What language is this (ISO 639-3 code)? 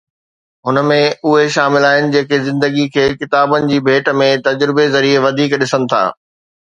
snd